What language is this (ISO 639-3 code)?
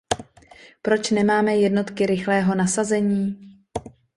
ces